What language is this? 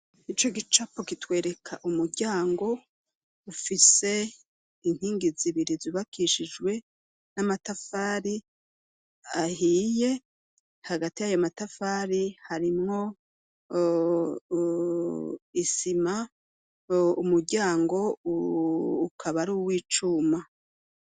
Rundi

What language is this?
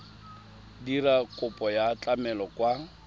Tswana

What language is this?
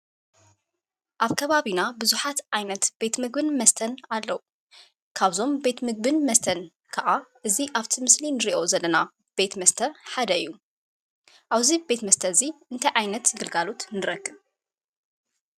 Tigrinya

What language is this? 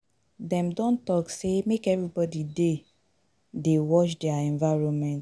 Nigerian Pidgin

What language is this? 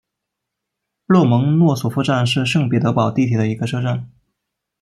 Chinese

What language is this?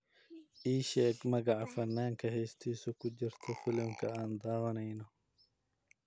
Somali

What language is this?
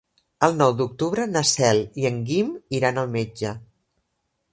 Catalan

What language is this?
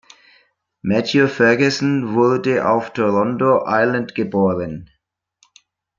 German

